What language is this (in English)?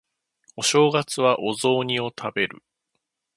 Japanese